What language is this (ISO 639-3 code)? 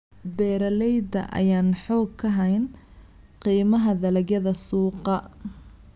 som